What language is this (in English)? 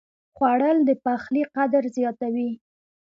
Pashto